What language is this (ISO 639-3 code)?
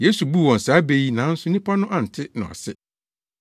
aka